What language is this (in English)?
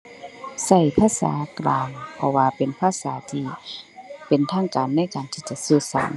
Thai